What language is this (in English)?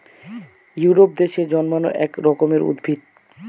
Bangla